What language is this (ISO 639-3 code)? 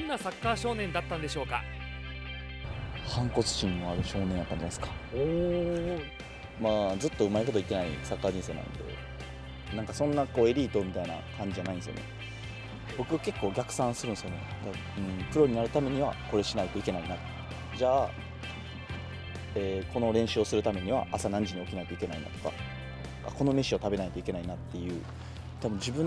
jpn